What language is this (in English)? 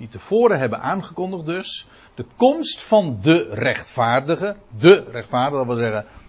Dutch